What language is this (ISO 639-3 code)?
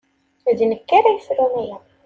kab